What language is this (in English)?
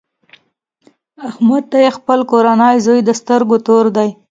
Pashto